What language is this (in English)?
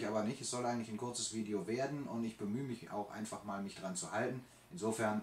German